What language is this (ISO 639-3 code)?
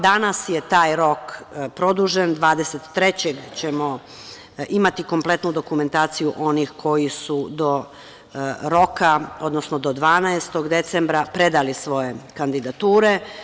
srp